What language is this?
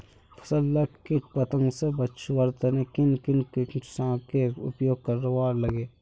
Magahi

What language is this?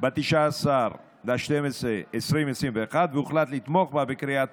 Hebrew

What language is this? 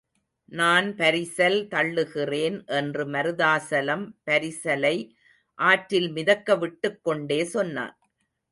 Tamil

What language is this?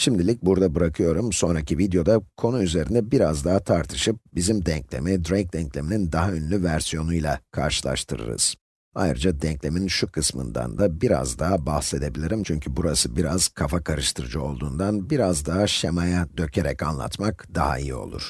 Turkish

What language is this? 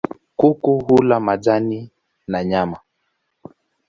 Swahili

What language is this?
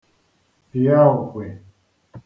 Igbo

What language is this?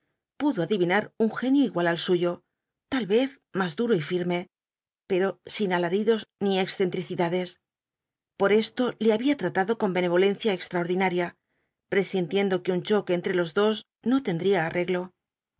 Spanish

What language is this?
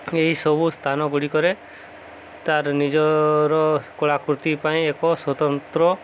Odia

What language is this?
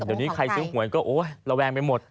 Thai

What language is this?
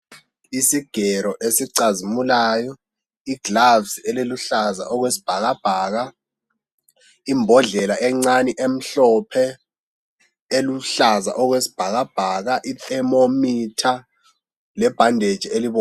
North Ndebele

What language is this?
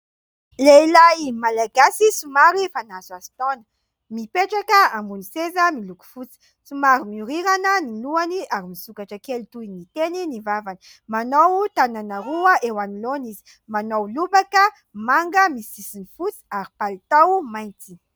Malagasy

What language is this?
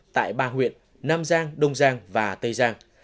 Vietnamese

